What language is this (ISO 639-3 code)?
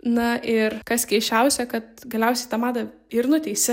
lit